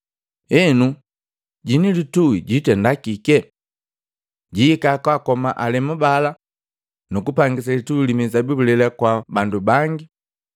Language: Matengo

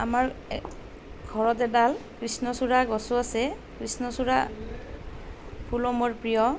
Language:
Assamese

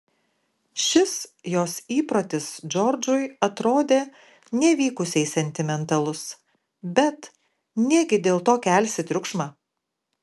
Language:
Lithuanian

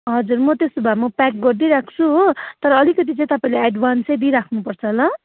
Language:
Nepali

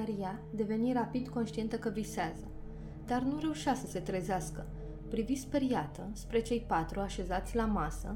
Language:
Romanian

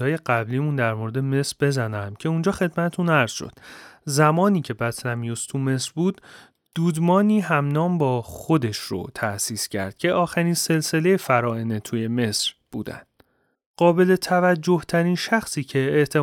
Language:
Persian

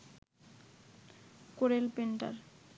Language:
Bangla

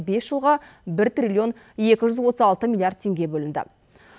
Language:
Kazakh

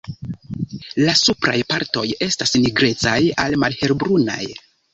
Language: Esperanto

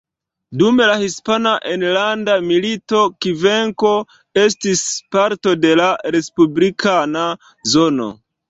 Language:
Esperanto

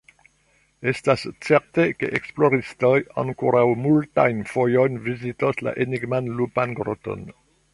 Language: Esperanto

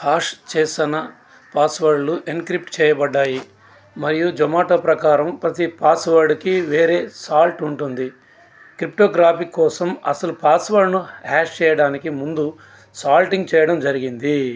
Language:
Telugu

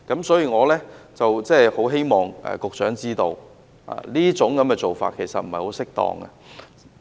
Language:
Cantonese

